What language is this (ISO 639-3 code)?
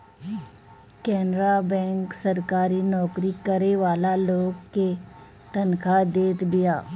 bho